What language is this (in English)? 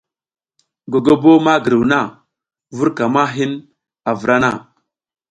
South Giziga